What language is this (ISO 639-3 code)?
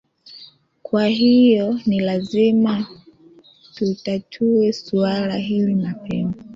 swa